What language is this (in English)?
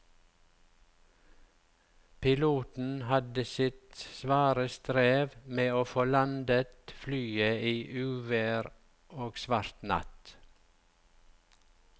Norwegian